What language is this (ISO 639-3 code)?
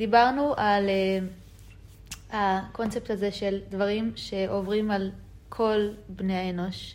heb